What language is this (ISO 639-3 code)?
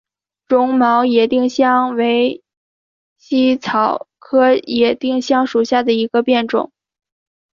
zho